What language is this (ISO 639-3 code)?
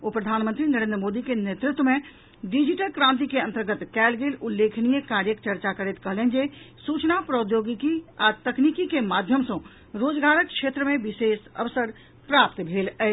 mai